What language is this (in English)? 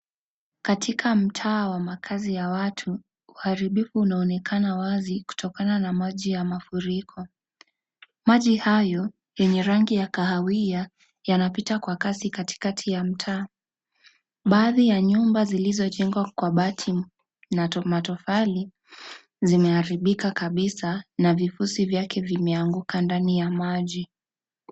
Swahili